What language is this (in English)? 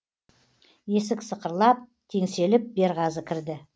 Kazakh